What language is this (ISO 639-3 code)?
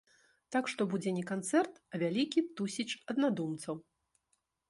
bel